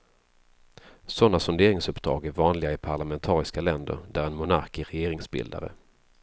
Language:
Swedish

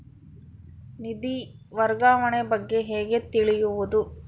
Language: Kannada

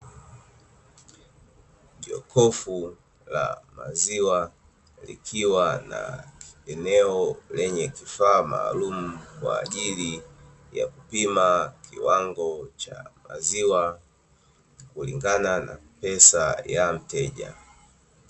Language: Swahili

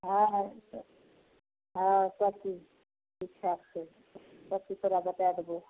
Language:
Maithili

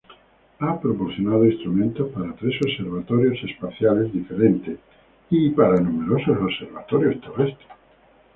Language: Spanish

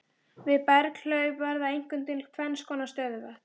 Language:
Icelandic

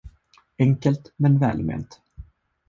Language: Swedish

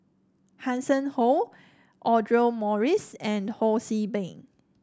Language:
English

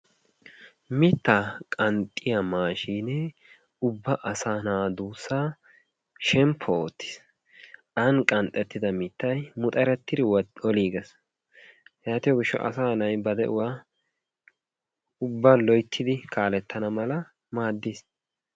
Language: Wolaytta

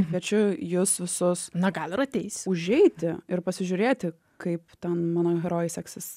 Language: Lithuanian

